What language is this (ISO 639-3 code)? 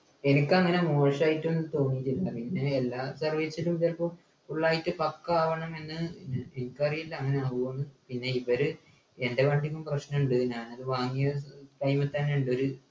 mal